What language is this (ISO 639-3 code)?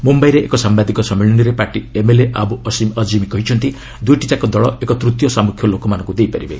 ori